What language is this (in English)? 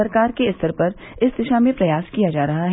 Hindi